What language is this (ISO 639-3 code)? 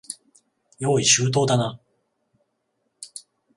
jpn